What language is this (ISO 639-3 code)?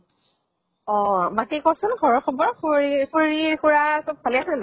asm